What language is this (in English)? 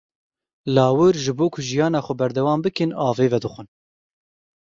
Kurdish